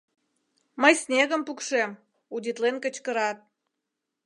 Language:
Mari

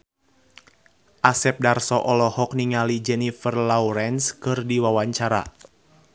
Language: Sundanese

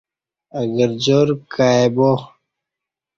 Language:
Kati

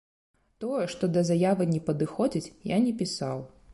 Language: Belarusian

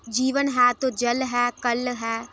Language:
Dogri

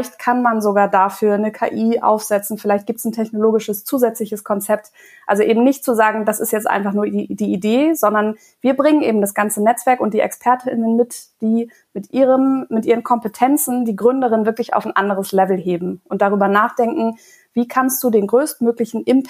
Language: German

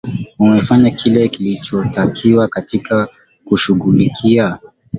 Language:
Swahili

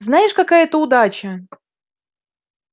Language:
Russian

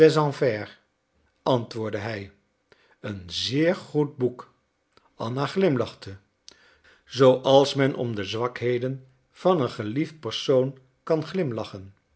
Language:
Dutch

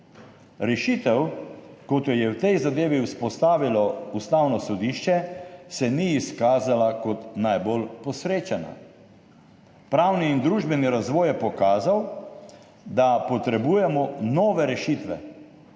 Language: Slovenian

